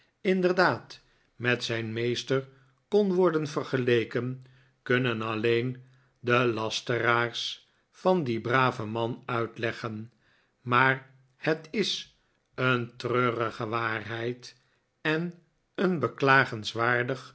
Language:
Dutch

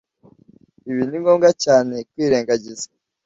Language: Kinyarwanda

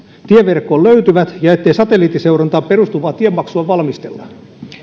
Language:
Finnish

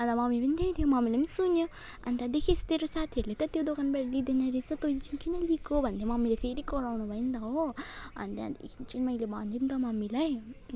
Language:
Nepali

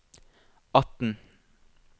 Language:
Norwegian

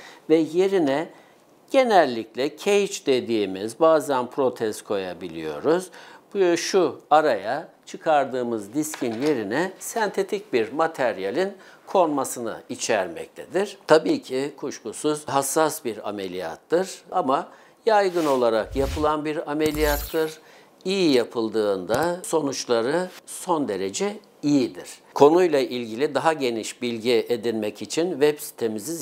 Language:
Turkish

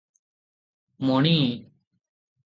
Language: Odia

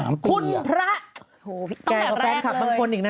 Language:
Thai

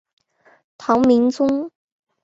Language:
Chinese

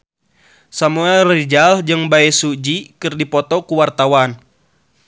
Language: Sundanese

